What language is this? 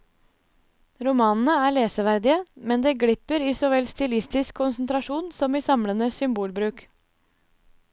Norwegian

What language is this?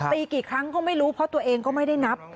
Thai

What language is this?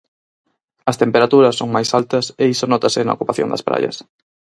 Galician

